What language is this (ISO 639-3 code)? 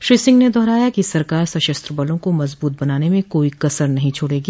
hin